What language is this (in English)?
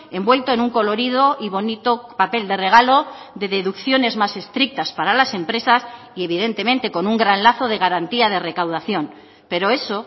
Spanish